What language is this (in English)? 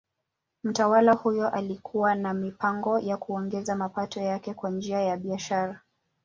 Swahili